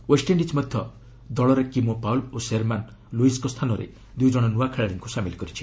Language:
Odia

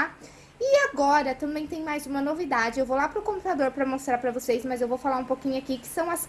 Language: Portuguese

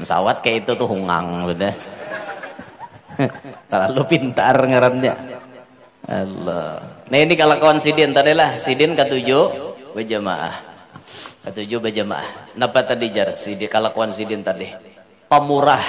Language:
Indonesian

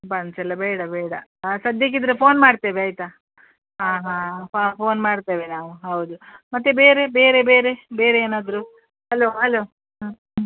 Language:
Kannada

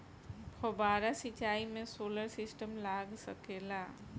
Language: Bhojpuri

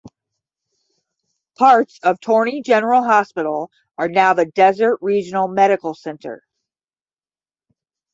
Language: English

